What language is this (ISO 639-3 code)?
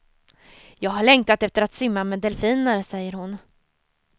swe